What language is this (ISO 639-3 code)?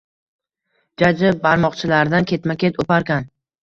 uzb